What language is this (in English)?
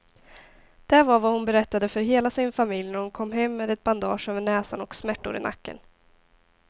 Swedish